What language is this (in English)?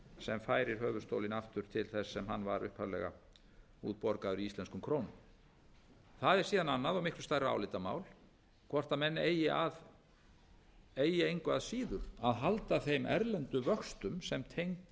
Icelandic